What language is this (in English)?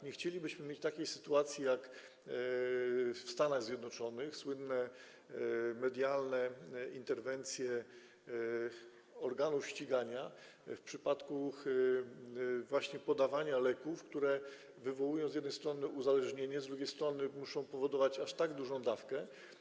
Polish